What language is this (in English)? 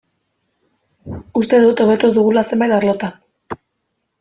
Basque